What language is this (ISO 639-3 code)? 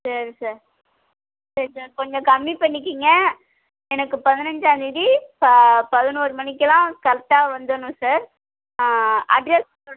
tam